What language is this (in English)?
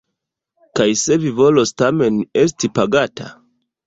Esperanto